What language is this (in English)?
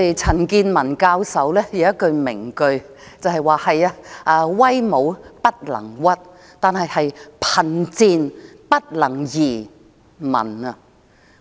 Cantonese